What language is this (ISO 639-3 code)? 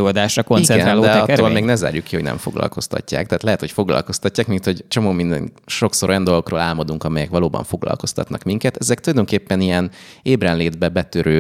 hun